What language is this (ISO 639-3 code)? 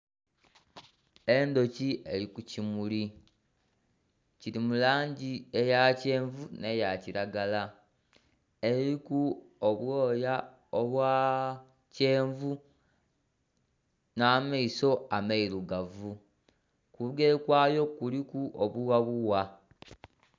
xog